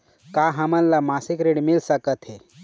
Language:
Chhattisgarhi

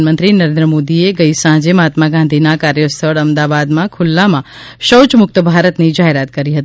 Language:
Gujarati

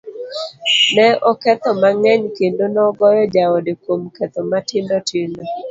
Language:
Luo (Kenya and Tanzania)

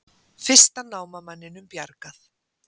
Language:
Icelandic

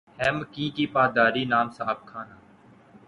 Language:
Urdu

